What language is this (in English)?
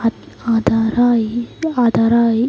Kannada